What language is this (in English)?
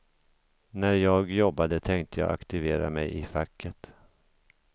Swedish